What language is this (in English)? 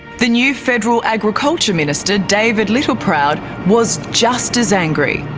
English